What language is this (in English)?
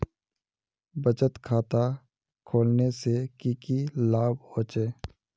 Magahi